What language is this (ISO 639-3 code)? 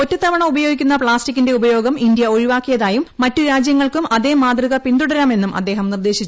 mal